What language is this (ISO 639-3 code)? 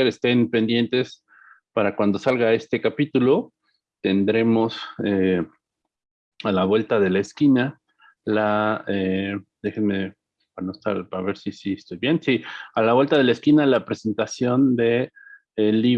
spa